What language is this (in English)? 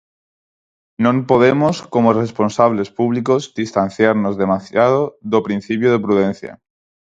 Galician